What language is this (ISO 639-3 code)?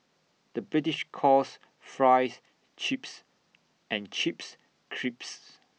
eng